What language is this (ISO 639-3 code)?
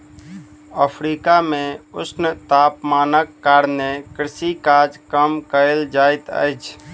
mai